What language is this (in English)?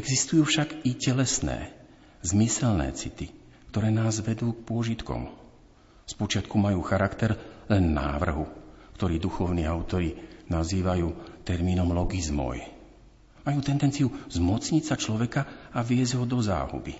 Slovak